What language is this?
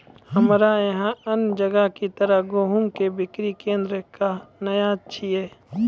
Maithili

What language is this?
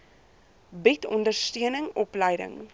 Afrikaans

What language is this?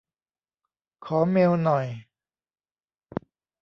Thai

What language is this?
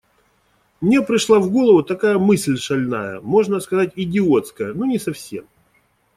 Russian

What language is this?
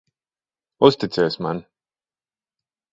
Latvian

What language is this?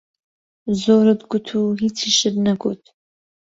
Central Kurdish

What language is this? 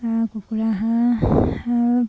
Assamese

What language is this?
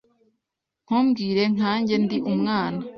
Kinyarwanda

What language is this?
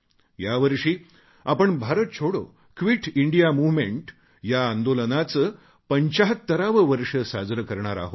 Marathi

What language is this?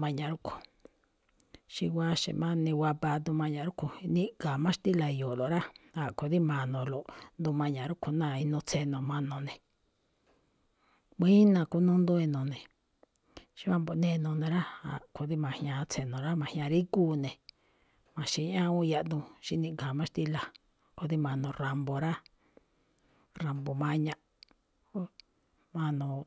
Malinaltepec Me'phaa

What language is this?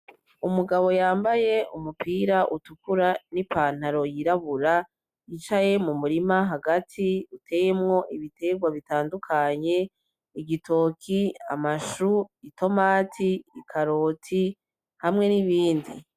Rundi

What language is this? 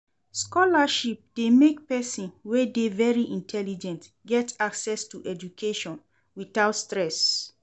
Nigerian Pidgin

